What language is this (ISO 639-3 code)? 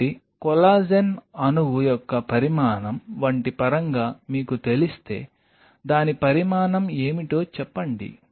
tel